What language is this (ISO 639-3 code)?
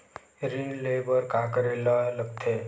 hne